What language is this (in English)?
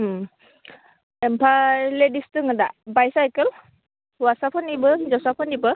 Bodo